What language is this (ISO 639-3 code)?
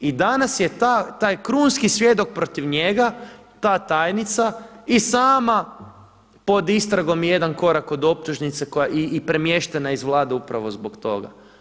hrv